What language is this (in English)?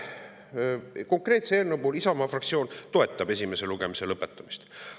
Estonian